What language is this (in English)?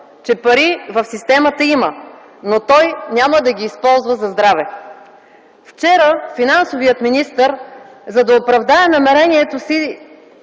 Bulgarian